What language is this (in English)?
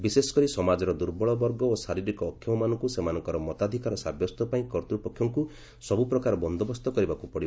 Odia